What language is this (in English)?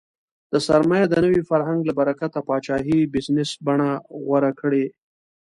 Pashto